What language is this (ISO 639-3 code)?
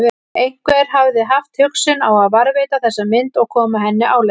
isl